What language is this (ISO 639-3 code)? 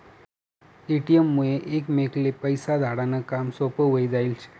mar